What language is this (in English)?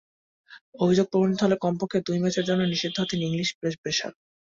Bangla